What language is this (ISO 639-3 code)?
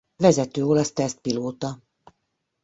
hun